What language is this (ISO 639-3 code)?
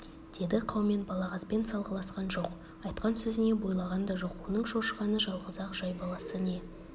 kaz